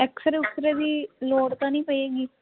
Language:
Punjabi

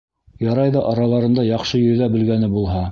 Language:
Bashkir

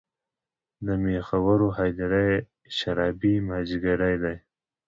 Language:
Pashto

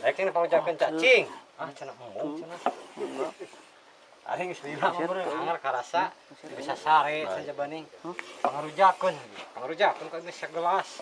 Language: Indonesian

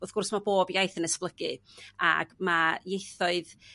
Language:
Welsh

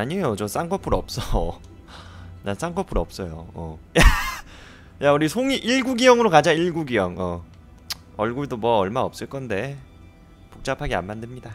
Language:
Korean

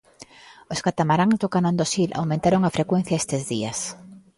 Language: Galician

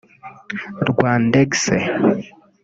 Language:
Kinyarwanda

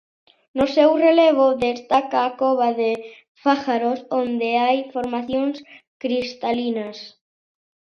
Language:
Galician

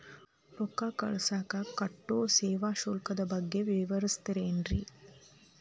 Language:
Kannada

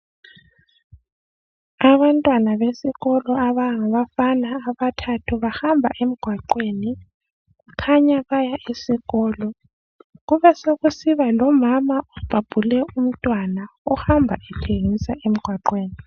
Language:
North Ndebele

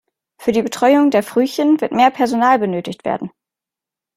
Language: German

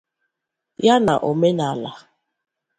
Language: Igbo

